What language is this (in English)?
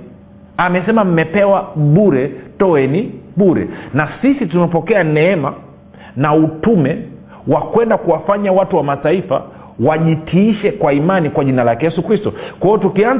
Swahili